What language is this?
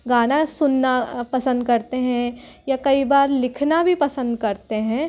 Hindi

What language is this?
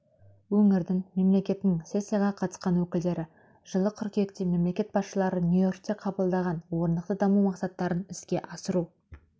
Kazakh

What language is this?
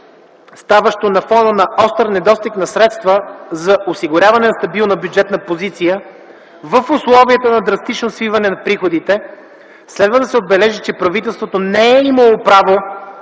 Bulgarian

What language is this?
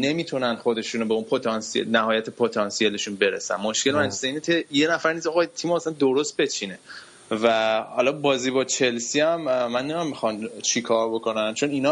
Persian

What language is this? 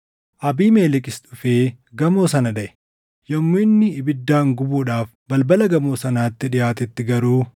Oromo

